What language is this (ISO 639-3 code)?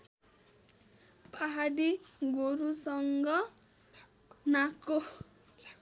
nep